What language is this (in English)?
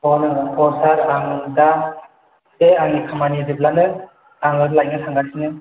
Bodo